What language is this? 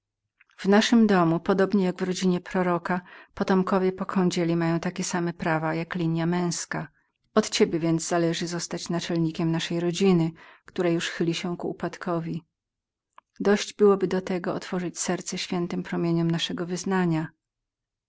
Polish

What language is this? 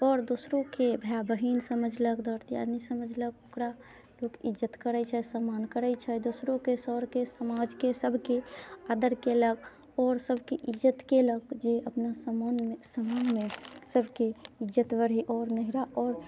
Maithili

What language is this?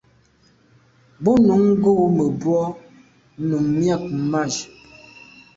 Medumba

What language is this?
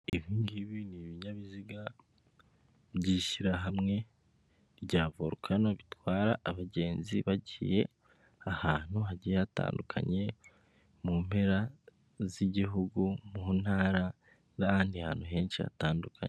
Kinyarwanda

